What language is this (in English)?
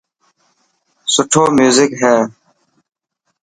Dhatki